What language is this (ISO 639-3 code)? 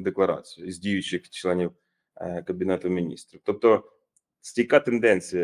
ukr